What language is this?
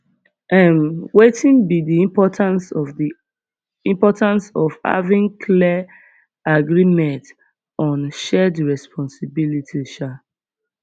Nigerian Pidgin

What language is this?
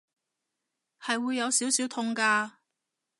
Cantonese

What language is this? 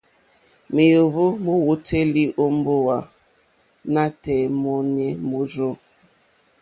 Mokpwe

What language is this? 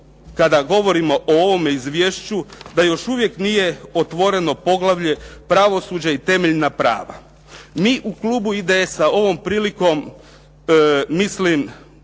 Croatian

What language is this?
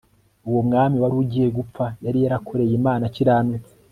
Kinyarwanda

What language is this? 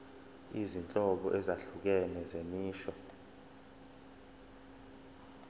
Zulu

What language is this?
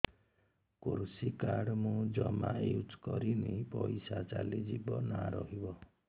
Odia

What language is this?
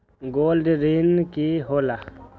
Magahi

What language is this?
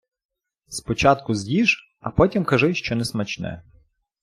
Ukrainian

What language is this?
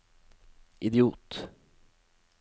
Norwegian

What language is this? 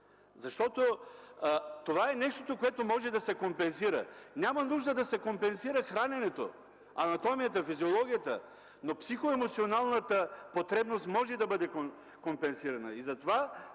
Bulgarian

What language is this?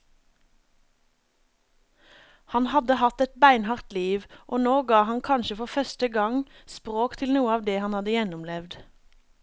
Norwegian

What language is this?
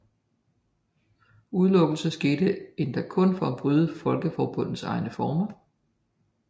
Danish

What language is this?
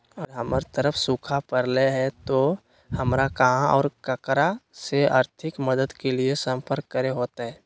Magahi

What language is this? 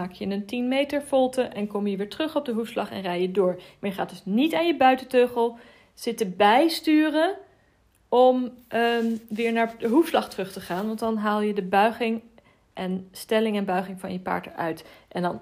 Dutch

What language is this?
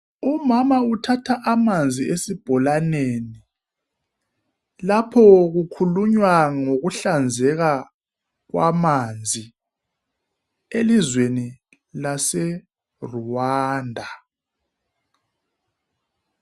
North Ndebele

